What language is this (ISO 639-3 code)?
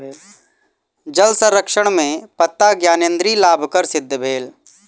mai